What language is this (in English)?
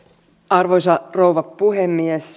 Finnish